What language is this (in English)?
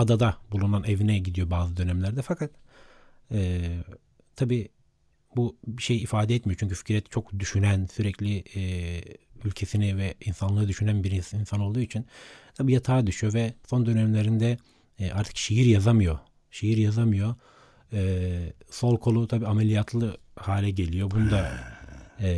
Turkish